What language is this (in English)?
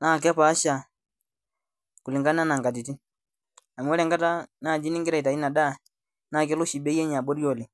Masai